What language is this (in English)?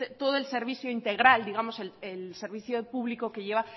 Spanish